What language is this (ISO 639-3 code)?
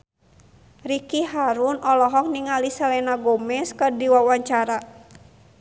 sun